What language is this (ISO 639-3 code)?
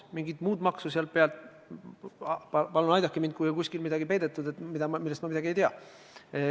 est